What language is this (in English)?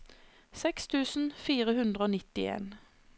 Norwegian